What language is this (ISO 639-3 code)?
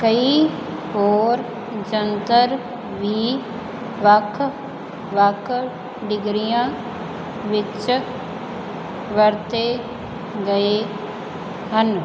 pan